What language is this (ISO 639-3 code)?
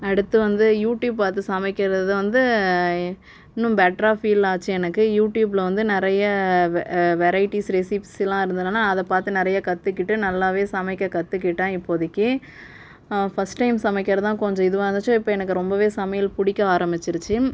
tam